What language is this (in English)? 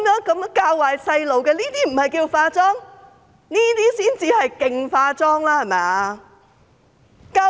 Cantonese